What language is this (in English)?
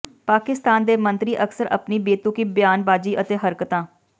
Punjabi